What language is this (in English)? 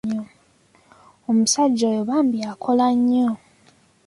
Ganda